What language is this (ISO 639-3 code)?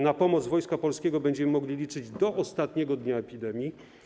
pol